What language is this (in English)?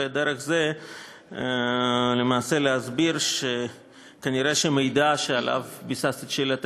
Hebrew